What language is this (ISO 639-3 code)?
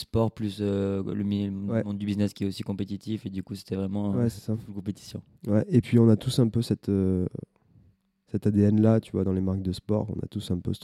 fra